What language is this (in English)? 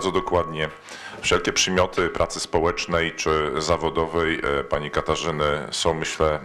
Polish